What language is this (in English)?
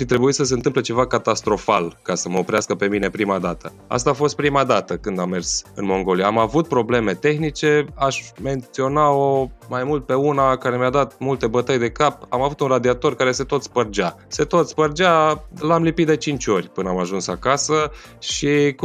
Romanian